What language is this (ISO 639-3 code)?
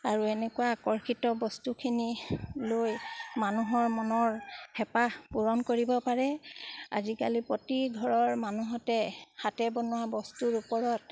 asm